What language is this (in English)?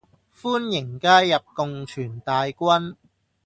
Cantonese